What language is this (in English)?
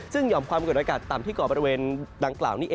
Thai